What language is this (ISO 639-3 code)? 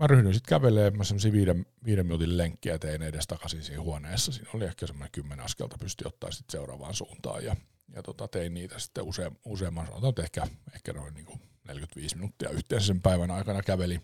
fin